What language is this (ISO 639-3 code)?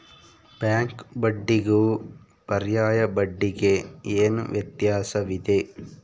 kan